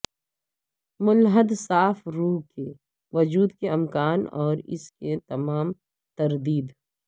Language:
Urdu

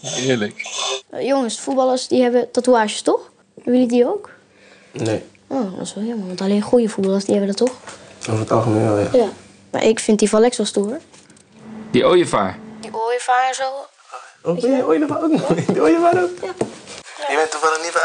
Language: Dutch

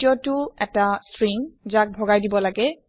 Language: Assamese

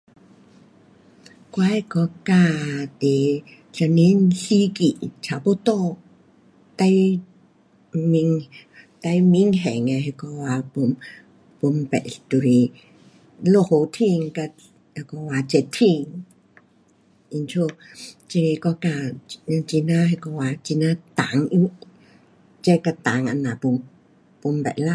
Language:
Pu-Xian Chinese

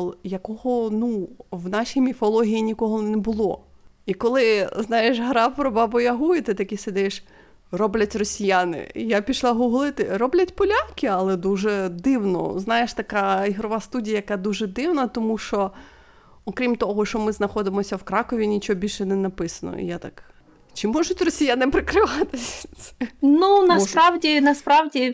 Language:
Ukrainian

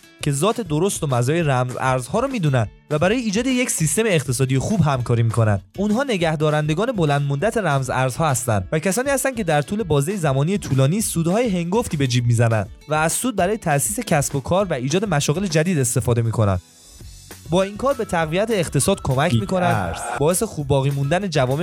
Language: Persian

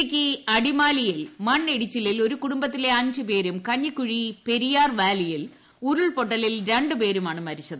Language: Malayalam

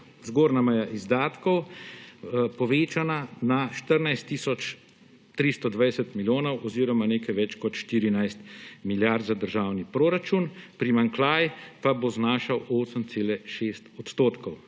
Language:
Slovenian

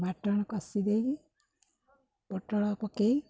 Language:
Odia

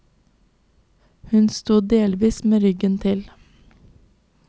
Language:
Norwegian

